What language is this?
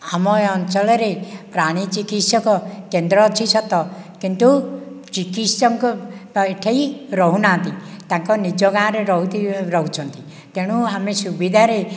Odia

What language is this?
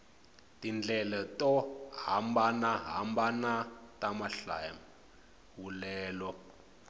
Tsonga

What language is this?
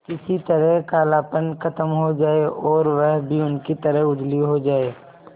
Hindi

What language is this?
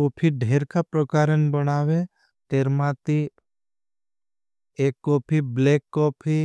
Bhili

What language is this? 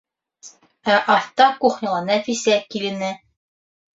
Bashkir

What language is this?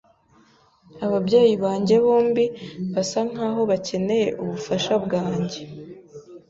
Kinyarwanda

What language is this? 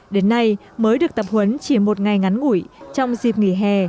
Vietnamese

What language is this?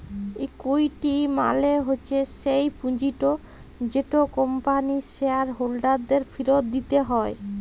Bangla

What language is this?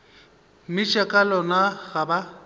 Northern Sotho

